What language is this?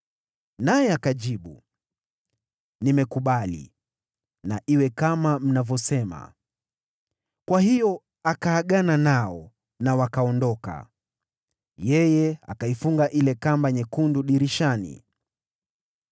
Swahili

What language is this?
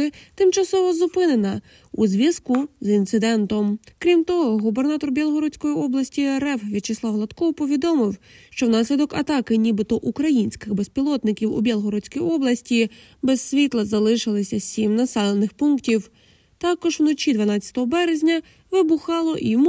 Ukrainian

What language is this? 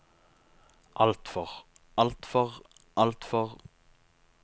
Norwegian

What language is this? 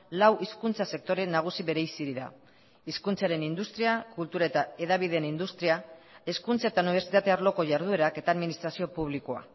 Basque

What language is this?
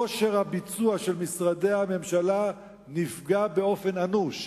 Hebrew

